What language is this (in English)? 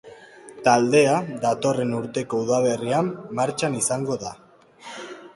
Basque